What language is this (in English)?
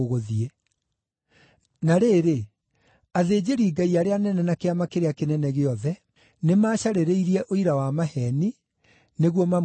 Kikuyu